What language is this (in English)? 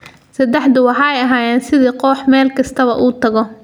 Somali